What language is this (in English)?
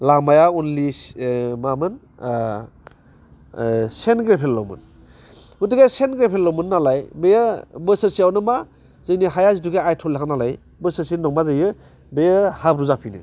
Bodo